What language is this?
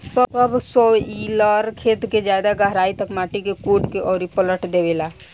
Bhojpuri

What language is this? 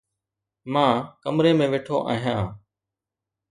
Sindhi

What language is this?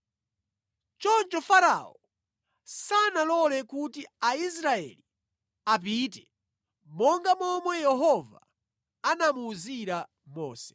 Nyanja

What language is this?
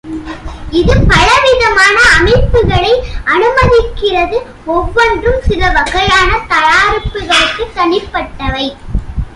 Tamil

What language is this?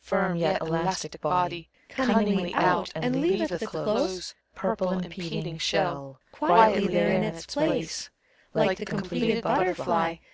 English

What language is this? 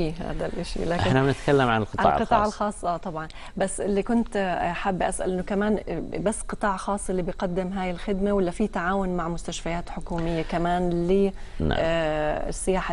Arabic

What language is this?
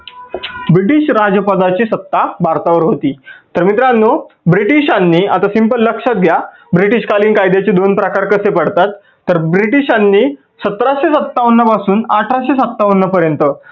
Marathi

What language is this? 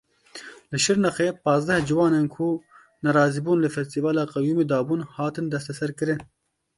Kurdish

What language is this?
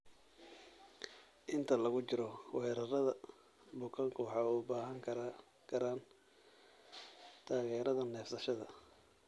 Somali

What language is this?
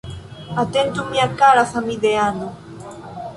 Esperanto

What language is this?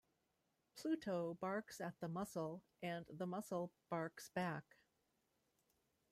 English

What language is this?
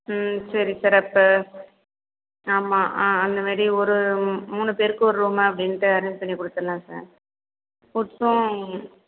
Tamil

